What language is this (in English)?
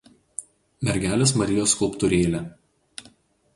Lithuanian